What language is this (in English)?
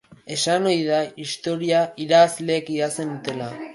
Basque